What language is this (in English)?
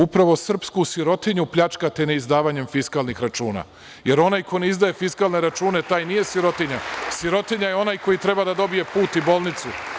Serbian